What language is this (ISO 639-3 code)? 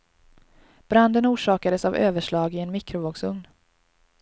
swe